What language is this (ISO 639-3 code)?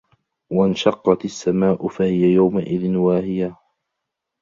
ara